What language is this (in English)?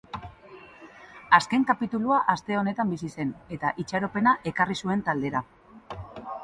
Basque